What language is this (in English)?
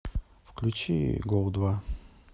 Russian